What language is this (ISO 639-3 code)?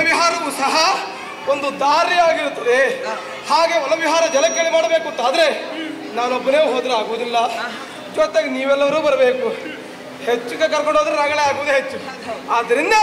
kan